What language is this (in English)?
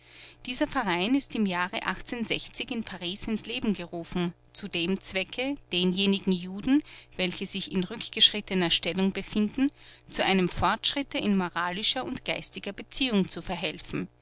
German